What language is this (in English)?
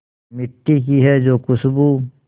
Hindi